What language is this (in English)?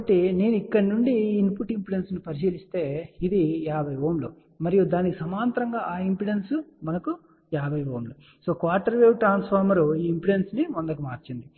Telugu